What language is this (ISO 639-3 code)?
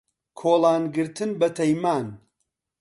ckb